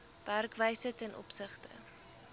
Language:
Afrikaans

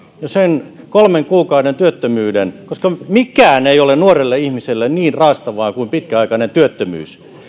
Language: Finnish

